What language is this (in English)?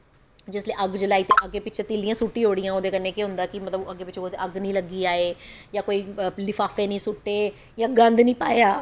Dogri